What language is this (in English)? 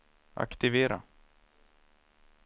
Swedish